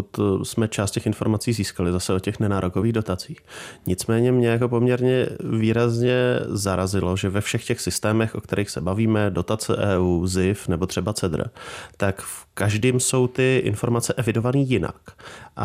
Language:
Czech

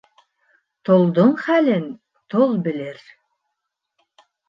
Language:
Bashkir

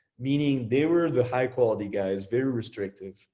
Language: English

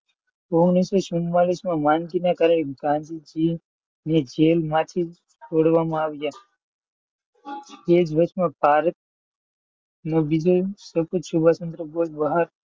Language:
Gujarati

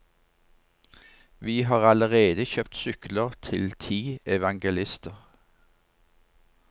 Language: Norwegian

